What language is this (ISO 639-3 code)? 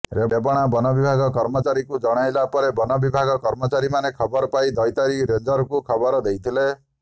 ori